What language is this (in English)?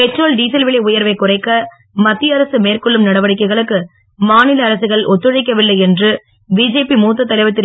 Tamil